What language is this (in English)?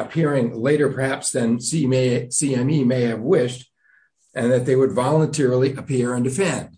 English